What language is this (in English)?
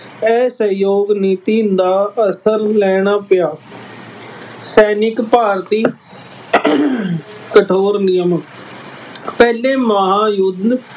Punjabi